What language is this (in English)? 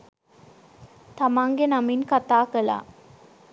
Sinhala